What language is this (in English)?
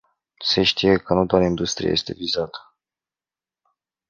Romanian